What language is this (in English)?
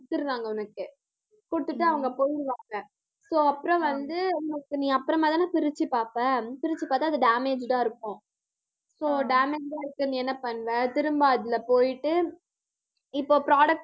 Tamil